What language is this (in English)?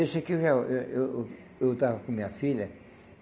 Portuguese